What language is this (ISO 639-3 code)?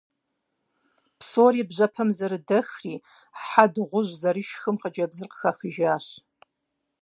kbd